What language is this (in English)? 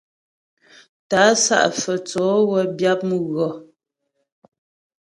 Ghomala